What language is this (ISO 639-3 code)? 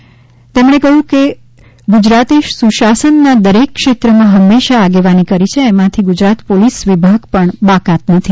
guj